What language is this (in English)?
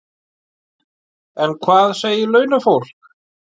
Icelandic